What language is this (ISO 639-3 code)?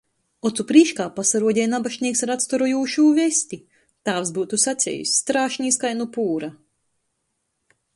ltg